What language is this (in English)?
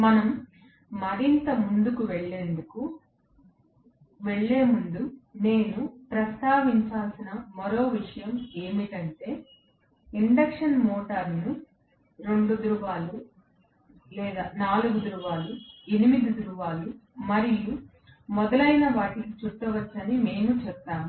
Telugu